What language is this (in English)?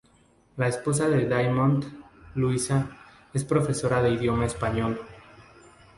Spanish